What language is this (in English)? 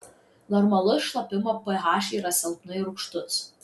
Lithuanian